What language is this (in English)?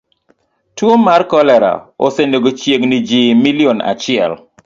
Luo (Kenya and Tanzania)